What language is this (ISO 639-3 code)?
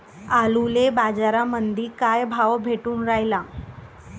mar